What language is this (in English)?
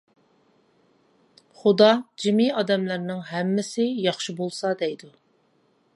Uyghur